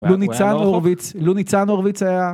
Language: Hebrew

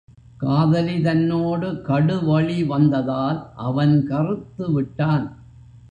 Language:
Tamil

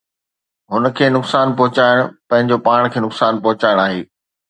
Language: Sindhi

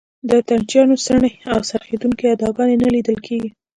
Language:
Pashto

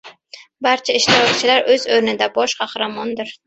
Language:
Uzbek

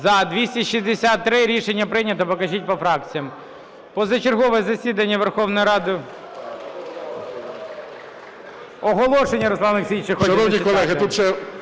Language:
Ukrainian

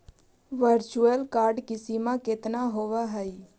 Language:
Magahi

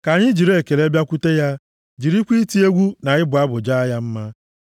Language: Igbo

